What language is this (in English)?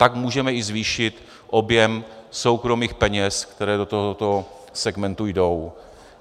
Czech